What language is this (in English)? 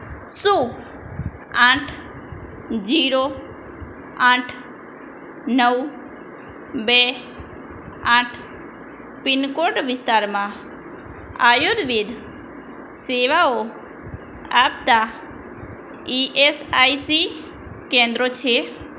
Gujarati